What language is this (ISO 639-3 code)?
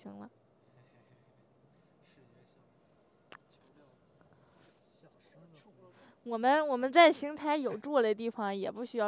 zho